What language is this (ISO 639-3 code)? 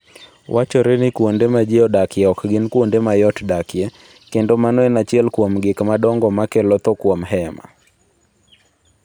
luo